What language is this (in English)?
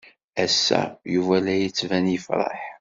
Kabyle